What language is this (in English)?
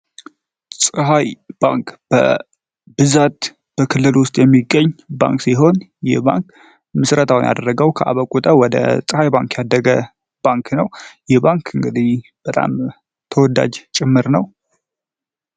Amharic